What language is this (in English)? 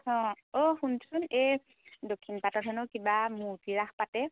Assamese